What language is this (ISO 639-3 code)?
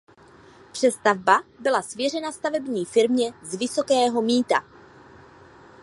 ces